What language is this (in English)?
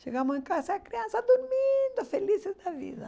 Portuguese